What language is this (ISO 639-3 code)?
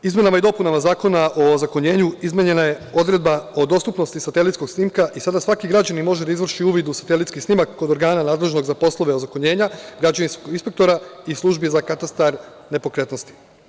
srp